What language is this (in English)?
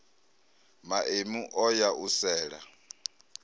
Venda